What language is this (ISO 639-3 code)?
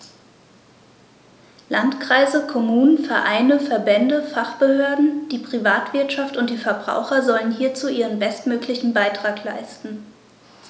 deu